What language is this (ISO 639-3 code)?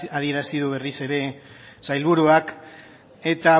eus